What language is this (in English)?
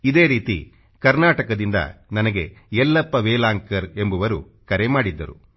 Kannada